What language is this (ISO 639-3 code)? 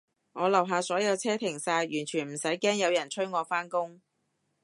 yue